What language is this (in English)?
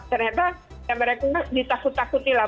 Indonesian